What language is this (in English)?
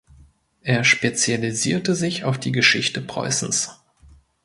German